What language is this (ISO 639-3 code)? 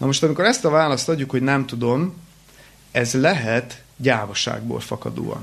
hun